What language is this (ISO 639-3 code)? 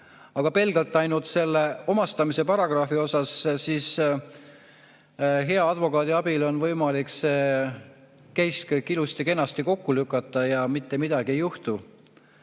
est